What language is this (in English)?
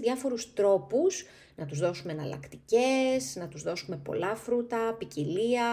Greek